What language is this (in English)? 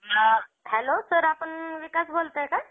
Marathi